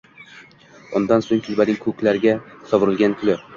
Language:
Uzbek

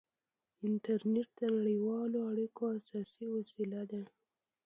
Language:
Pashto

